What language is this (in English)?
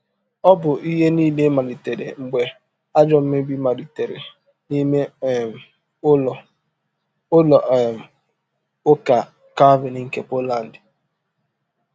Igbo